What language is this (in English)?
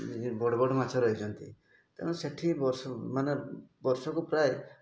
Odia